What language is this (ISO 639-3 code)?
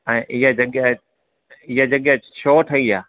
snd